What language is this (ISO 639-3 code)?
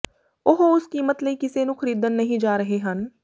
pan